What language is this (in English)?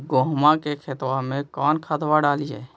Magahi